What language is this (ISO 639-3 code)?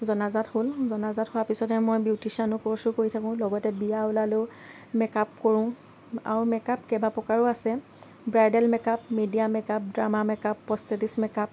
asm